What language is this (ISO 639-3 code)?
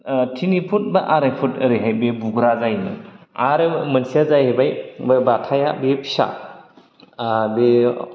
brx